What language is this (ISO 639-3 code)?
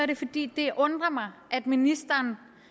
dan